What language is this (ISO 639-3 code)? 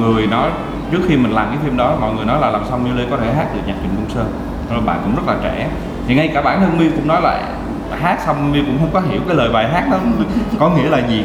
vie